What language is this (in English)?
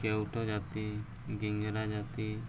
Odia